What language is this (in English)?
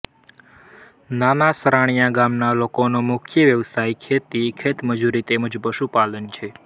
Gujarati